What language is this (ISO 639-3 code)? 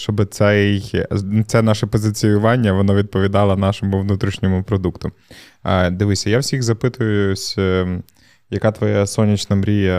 ukr